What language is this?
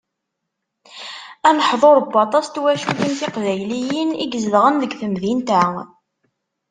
Kabyle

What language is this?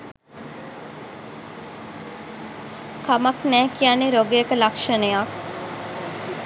Sinhala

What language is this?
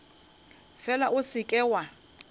Northern Sotho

